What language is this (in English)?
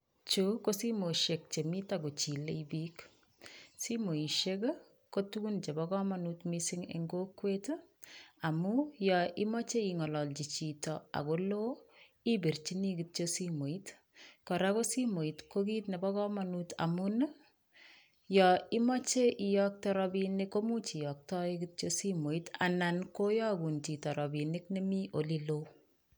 Kalenjin